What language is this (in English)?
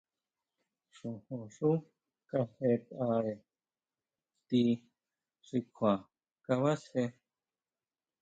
Huautla Mazatec